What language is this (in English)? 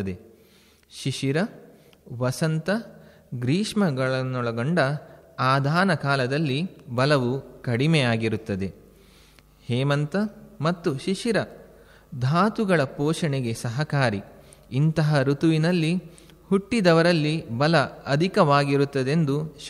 Kannada